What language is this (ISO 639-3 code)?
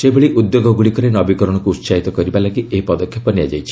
ori